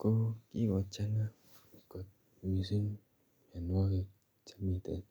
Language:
Kalenjin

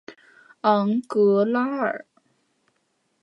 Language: Chinese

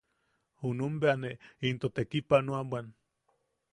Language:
Yaqui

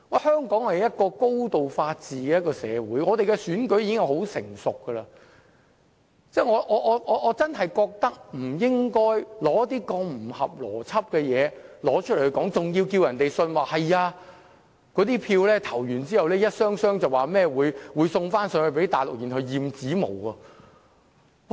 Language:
Cantonese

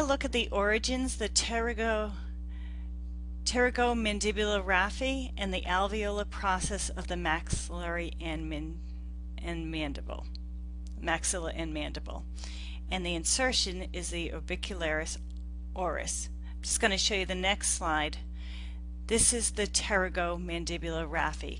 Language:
English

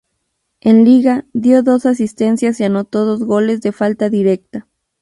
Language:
Spanish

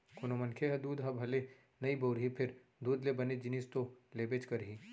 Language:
Chhattisgarhi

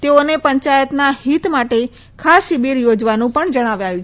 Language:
Gujarati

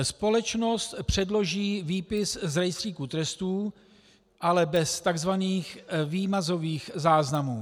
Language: Czech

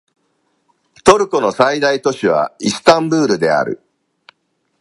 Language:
Japanese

